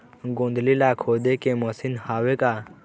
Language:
Chhattisgarhi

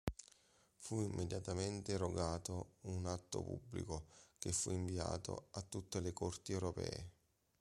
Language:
Italian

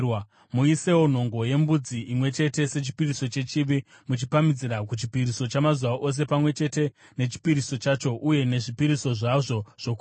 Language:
Shona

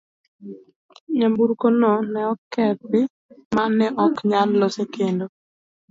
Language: Luo (Kenya and Tanzania)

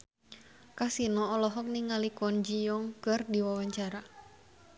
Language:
Sundanese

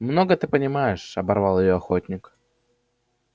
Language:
Russian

